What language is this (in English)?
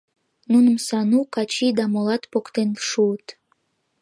Mari